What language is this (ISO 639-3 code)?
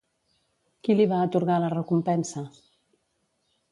cat